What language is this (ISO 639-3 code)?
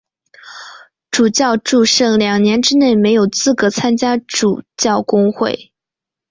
zho